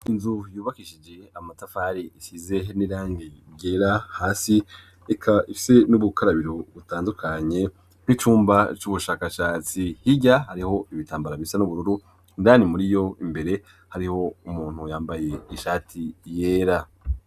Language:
Rundi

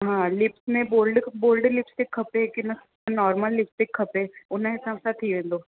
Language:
Sindhi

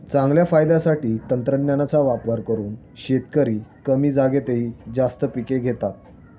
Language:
Marathi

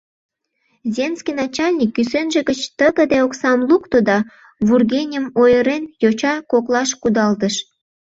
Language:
Mari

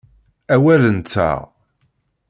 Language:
Kabyle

